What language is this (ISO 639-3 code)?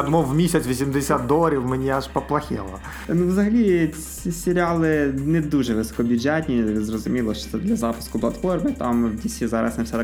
ukr